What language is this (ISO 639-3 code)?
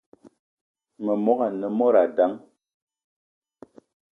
eto